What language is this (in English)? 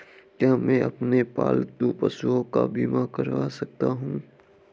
Hindi